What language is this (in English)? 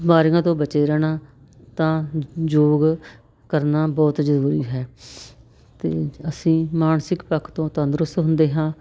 Punjabi